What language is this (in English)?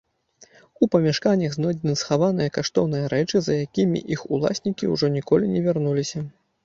Belarusian